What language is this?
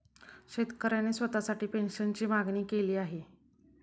Marathi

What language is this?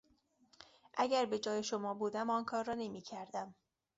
Persian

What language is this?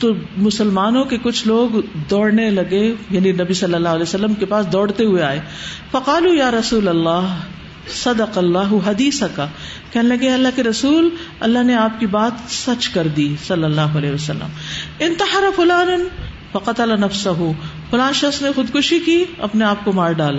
Urdu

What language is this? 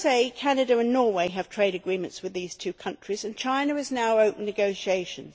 English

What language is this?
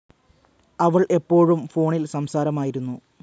Malayalam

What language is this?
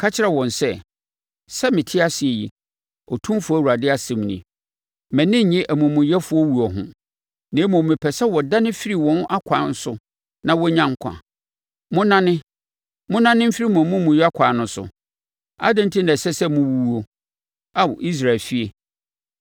Akan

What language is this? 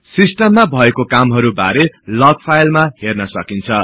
Nepali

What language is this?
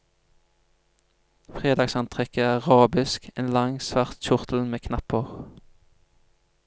Norwegian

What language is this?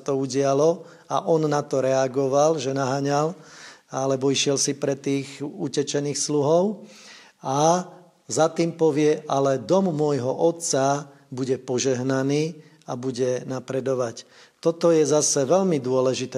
Slovak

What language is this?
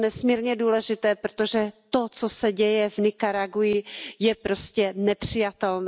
Czech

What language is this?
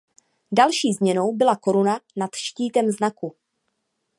Czech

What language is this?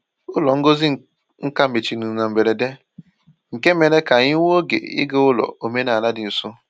Igbo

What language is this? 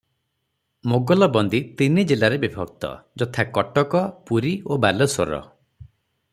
Odia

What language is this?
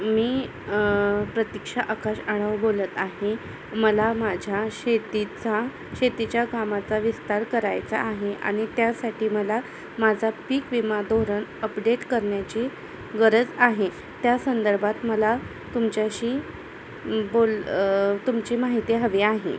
Marathi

